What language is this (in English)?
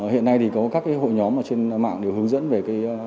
Vietnamese